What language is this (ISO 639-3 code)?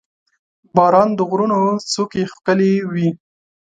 pus